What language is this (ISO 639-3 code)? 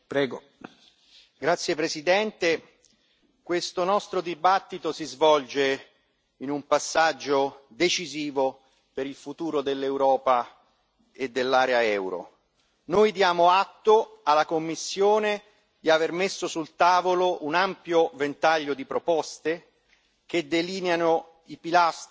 ita